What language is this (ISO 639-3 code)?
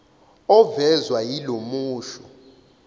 zul